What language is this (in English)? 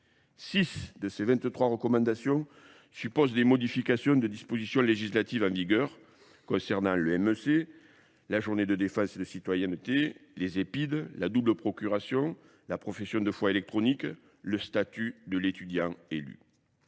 French